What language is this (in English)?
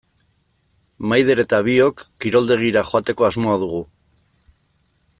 Basque